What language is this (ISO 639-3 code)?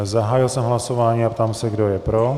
ces